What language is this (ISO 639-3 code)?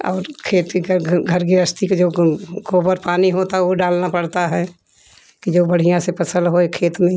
hin